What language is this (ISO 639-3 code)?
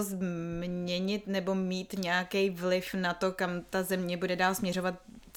ces